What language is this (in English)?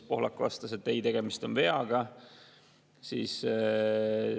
Estonian